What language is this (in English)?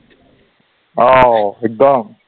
Assamese